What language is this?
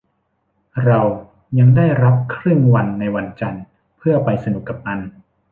Thai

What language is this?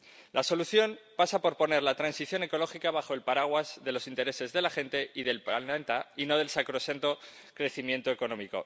Spanish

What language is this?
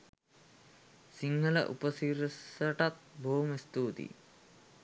Sinhala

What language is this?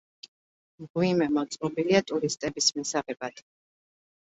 Georgian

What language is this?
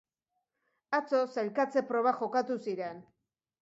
Basque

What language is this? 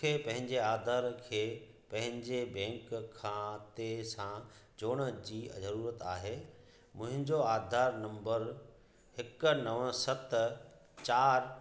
Sindhi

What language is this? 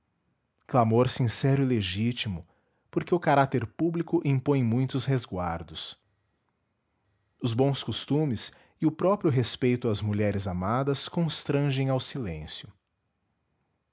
Portuguese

